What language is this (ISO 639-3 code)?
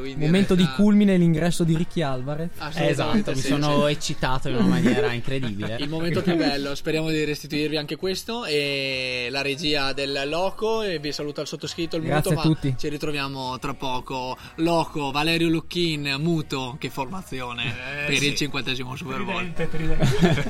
ita